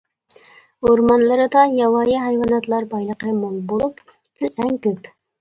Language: Uyghur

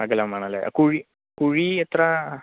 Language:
Malayalam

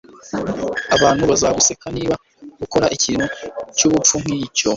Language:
Kinyarwanda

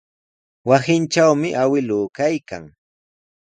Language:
Sihuas Ancash Quechua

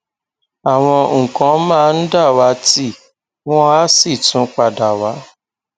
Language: Yoruba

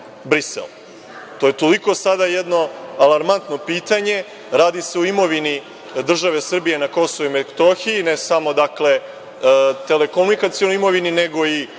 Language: Serbian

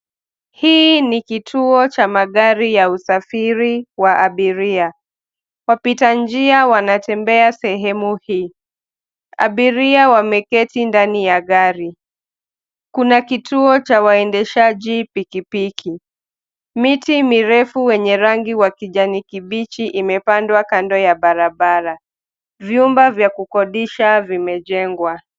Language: Swahili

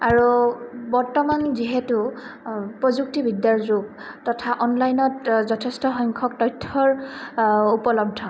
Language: Assamese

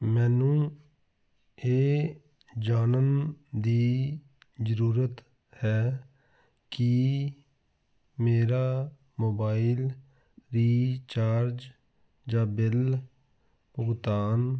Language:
Punjabi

